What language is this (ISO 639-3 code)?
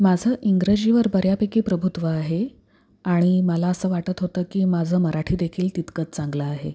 mar